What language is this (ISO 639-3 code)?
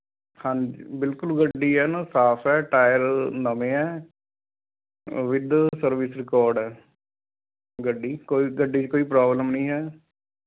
pan